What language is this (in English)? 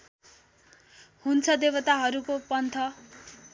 Nepali